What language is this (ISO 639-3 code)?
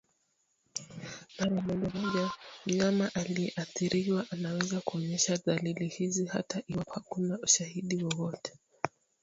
swa